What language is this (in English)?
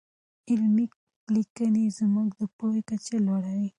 Pashto